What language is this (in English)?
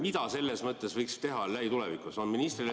Estonian